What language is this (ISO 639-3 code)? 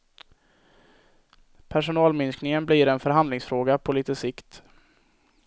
swe